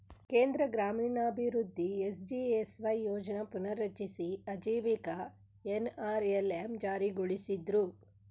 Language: Kannada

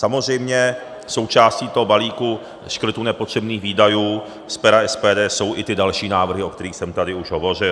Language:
Czech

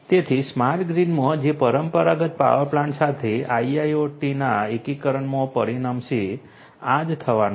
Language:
Gujarati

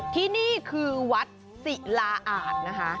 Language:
Thai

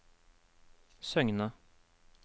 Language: Norwegian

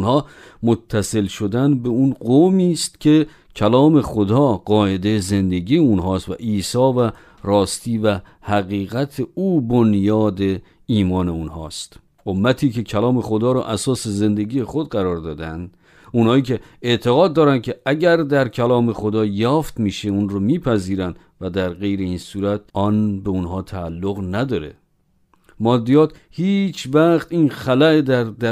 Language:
Persian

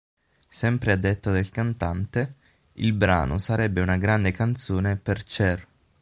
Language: Italian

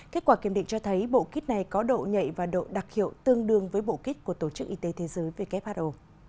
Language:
Vietnamese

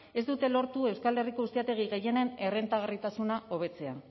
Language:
Basque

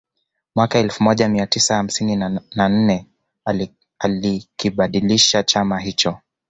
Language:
Swahili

